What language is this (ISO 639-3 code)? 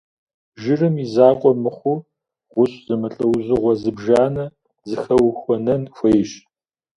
kbd